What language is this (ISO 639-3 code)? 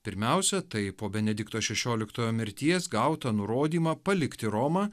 lit